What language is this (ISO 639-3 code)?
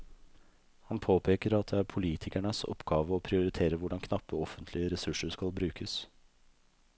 nor